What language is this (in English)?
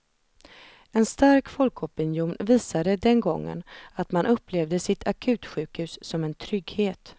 Swedish